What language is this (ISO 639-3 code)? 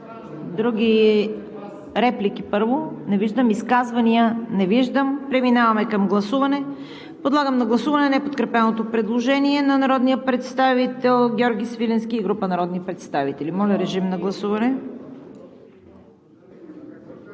bul